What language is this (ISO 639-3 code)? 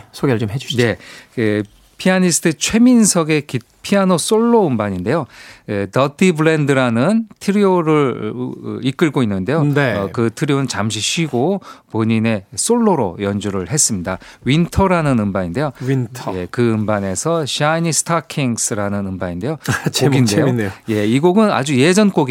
kor